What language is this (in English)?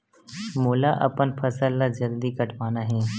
Chhattisgarhi